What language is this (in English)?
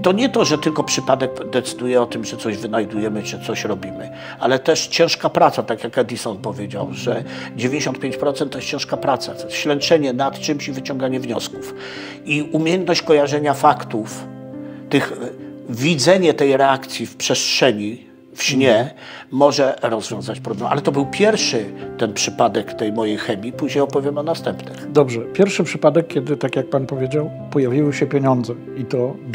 Polish